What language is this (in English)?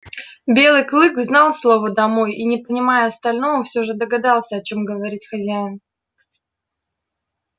Russian